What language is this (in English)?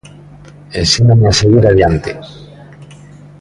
Galician